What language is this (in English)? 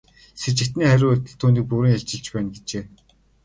Mongolian